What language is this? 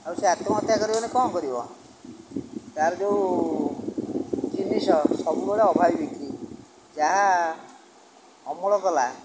Odia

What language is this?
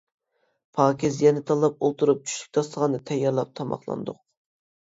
Uyghur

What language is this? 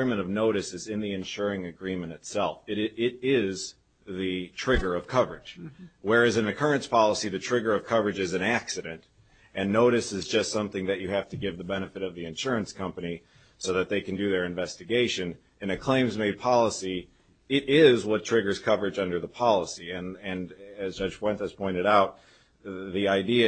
English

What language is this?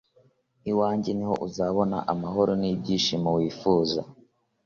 Kinyarwanda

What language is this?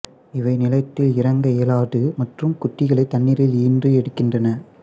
Tamil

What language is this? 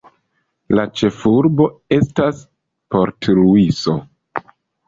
Esperanto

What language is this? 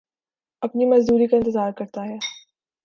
Urdu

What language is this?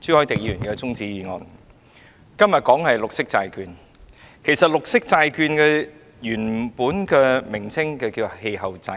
Cantonese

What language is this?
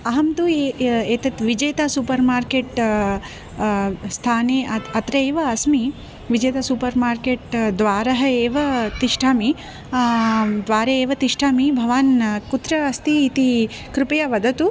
Sanskrit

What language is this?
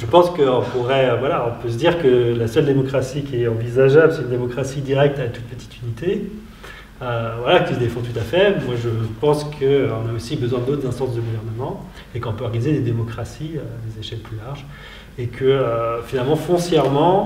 French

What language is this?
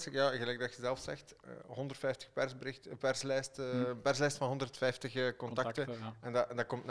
Dutch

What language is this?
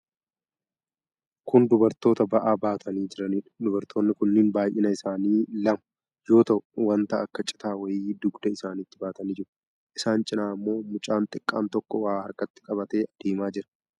Oromo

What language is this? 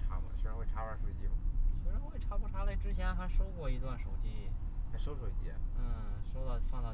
Chinese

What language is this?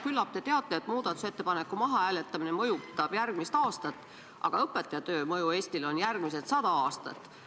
Estonian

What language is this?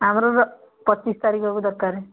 Odia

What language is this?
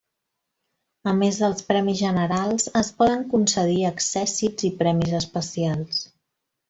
Catalan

